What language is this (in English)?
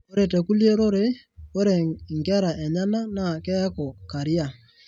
Masai